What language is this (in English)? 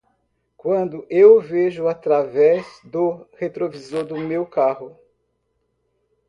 Portuguese